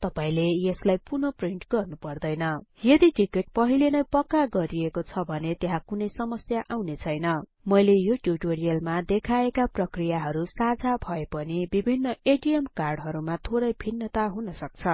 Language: Nepali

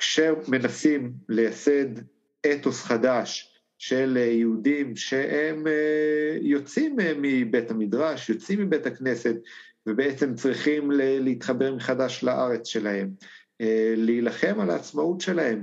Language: Hebrew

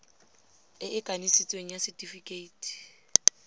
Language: Tswana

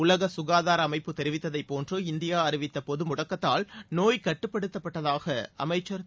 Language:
Tamil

